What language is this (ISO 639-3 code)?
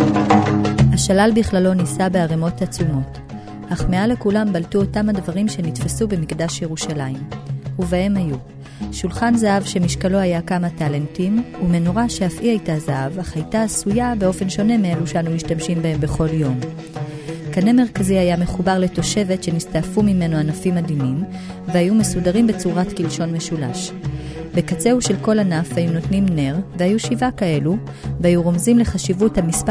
heb